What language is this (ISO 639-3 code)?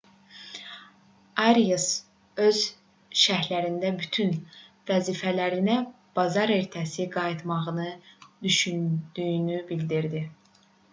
aze